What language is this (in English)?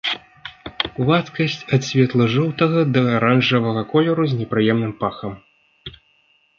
Belarusian